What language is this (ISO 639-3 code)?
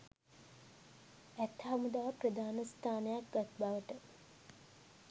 sin